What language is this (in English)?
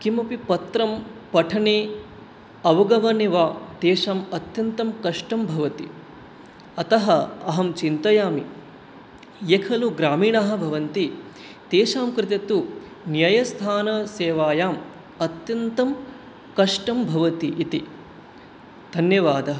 Sanskrit